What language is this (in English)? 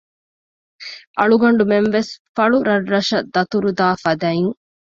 Divehi